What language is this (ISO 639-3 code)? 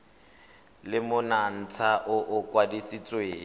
tsn